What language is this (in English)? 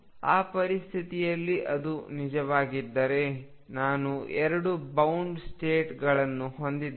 Kannada